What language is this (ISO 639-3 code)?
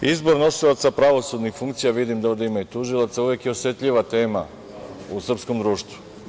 srp